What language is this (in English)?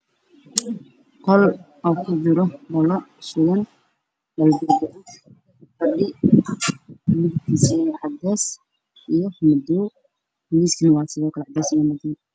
Somali